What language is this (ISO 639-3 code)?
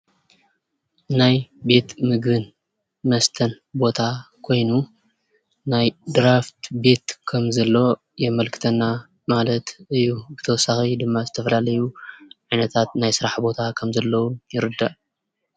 tir